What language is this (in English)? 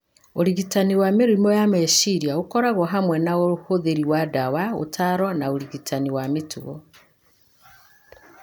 Kikuyu